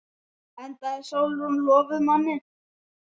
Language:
Icelandic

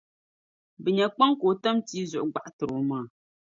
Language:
Dagbani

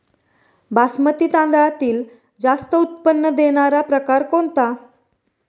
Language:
Marathi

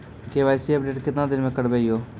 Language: Maithili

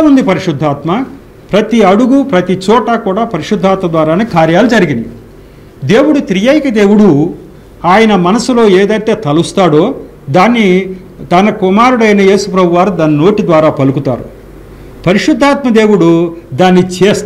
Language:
Hindi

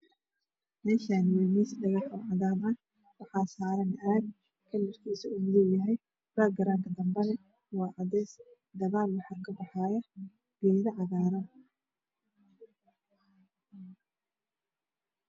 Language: Somali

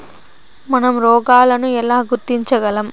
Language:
Telugu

